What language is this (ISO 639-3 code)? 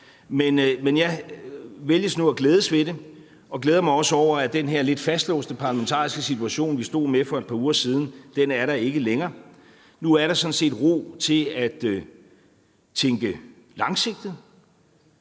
dan